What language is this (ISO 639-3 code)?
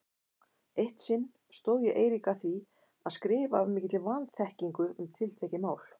isl